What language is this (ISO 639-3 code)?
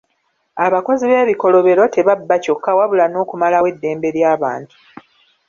lug